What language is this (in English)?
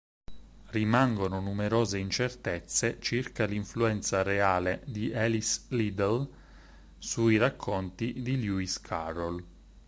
Italian